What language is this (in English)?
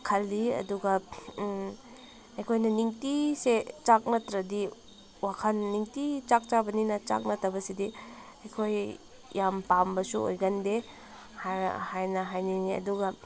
Manipuri